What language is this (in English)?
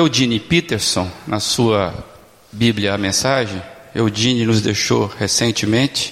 Portuguese